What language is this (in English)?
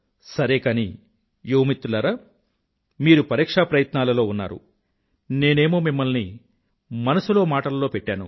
Telugu